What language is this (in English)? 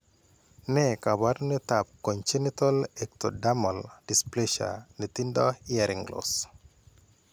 Kalenjin